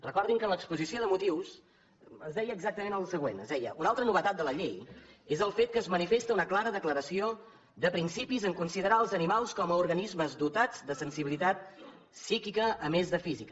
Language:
Catalan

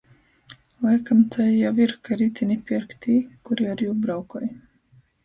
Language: Latgalian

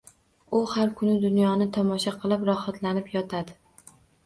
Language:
Uzbek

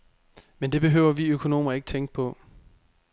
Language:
Danish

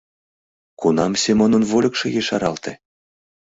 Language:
Mari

